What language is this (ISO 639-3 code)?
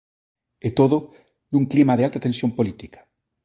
glg